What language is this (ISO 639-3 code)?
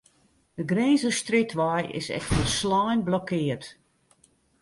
fry